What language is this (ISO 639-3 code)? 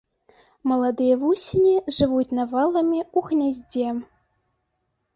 bel